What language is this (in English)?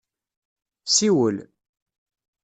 Kabyle